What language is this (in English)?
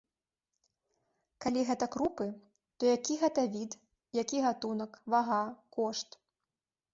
Belarusian